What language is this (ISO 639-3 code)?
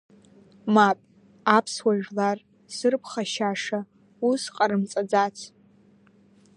abk